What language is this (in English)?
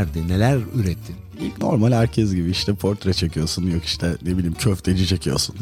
Turkish